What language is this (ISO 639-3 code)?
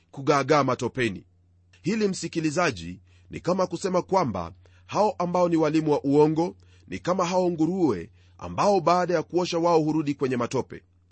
swa